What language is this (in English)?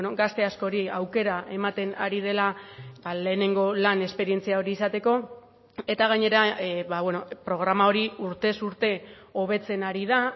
Basque